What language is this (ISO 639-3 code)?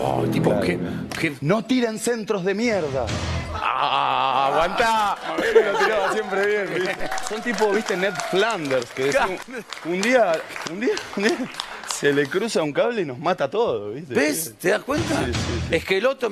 spa